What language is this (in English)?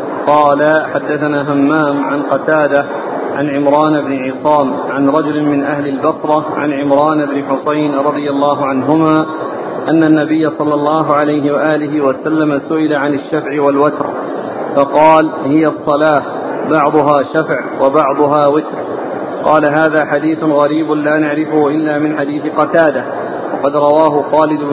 Arabic